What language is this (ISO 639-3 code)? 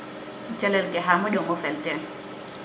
srr